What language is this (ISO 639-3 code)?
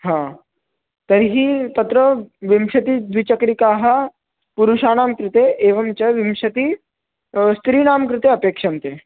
san